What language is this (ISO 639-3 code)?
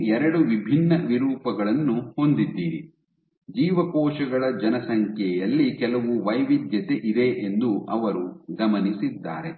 kan